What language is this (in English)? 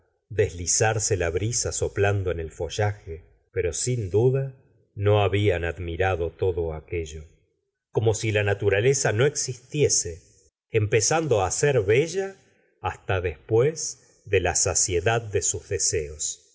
Spanish